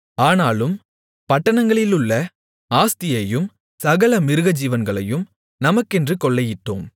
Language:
Tamil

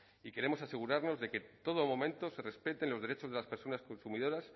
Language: Spanish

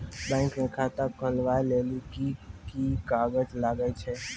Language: Maithili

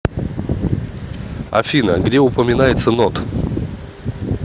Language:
Russian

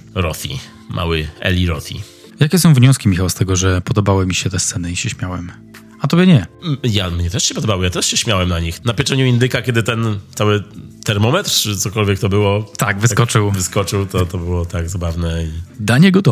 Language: Polish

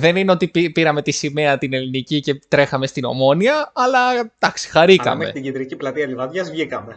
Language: Greek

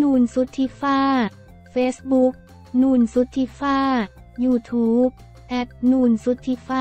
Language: Thai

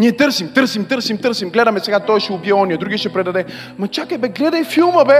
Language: Bulgarian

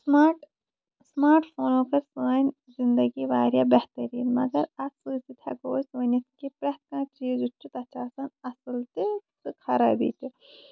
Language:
Kashmiri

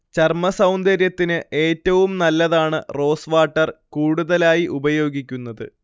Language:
Malayalam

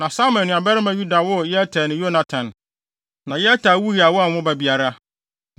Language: Akan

